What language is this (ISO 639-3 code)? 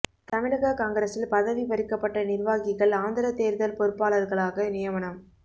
tam